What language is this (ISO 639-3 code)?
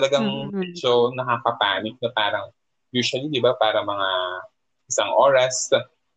fil